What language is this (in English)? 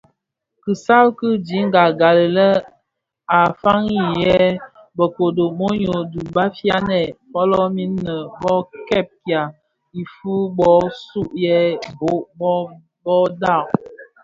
Bafia